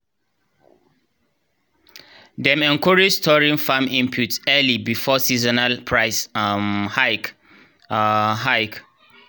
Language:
Nigerian Pidgin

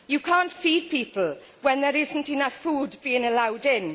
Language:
English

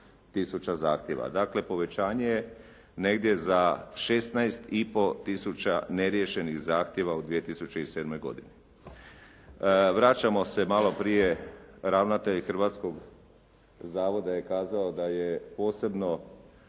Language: Croatian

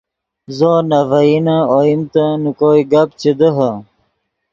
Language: Yidgha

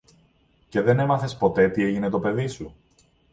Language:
Greek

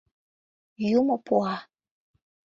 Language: Mari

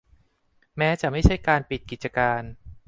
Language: Thai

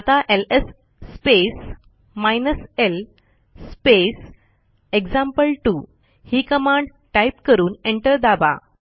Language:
Marathi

